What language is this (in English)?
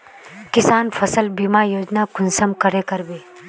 Magahi